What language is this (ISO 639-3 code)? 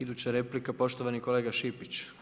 hrv